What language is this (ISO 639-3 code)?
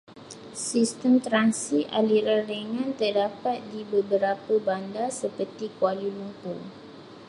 msa